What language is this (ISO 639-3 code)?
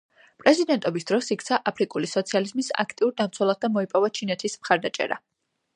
kat